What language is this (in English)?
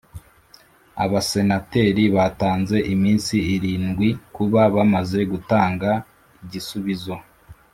Kinyarwanda